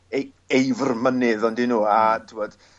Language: Welsh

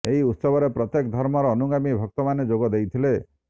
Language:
Odia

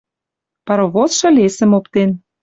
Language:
Western Mari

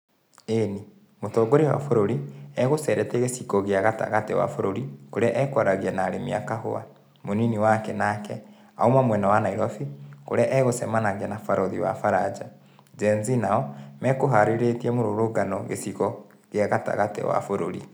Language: Kikuyu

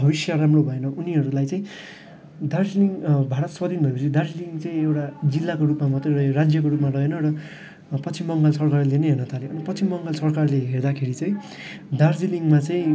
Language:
Nepali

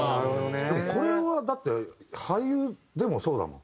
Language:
Japanese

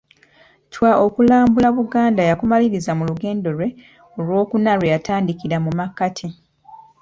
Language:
Ganda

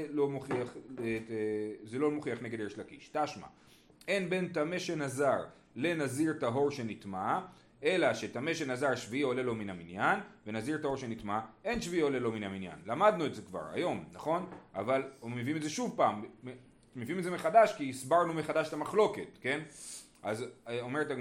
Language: Hebrew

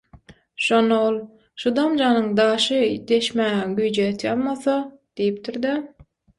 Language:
Turkmen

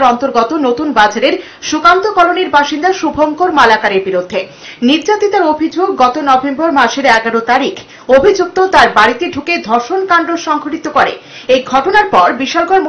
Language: Hindi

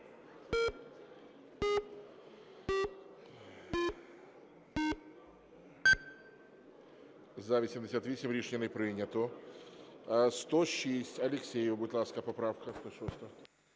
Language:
Ukrainian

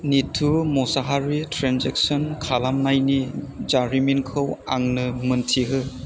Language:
Bodo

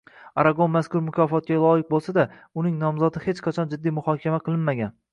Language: Uzbek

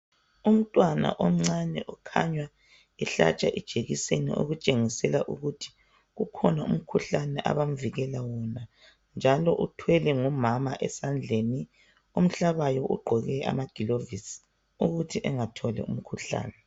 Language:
North Ndebele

